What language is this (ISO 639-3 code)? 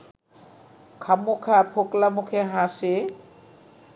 ben